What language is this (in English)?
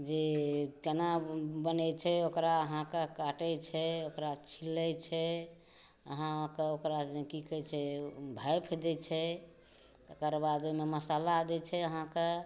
Maithili